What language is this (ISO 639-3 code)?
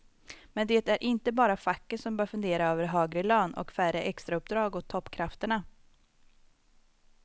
swe